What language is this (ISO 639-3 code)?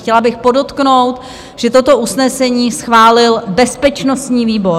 ces